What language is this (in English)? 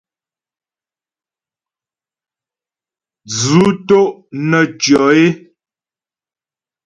Ghomala